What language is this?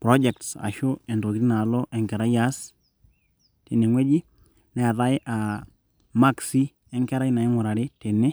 Masai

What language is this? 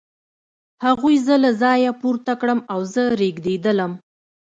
Pashto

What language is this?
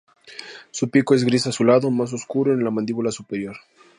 Spanish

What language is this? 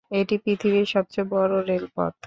Bangla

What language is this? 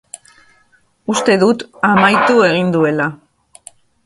Basque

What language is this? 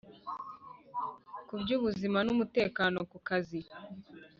Kinyarwanda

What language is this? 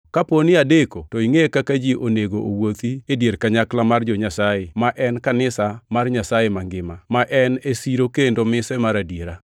Luo (Kenya and Tanzania)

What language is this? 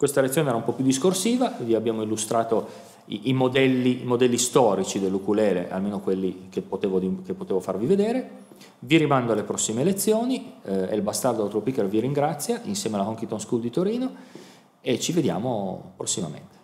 Italian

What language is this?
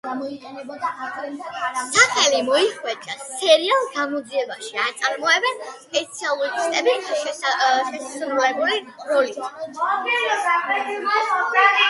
Georgian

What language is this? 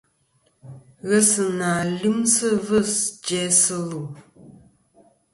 Kom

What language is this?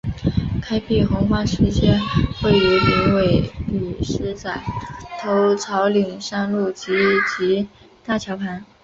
Chinese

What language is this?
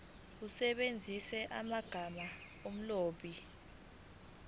Zulu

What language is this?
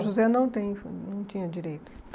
Portuguese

